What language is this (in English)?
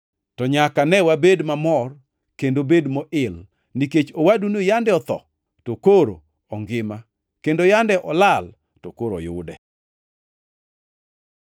Luo (Kenya and Tanzania)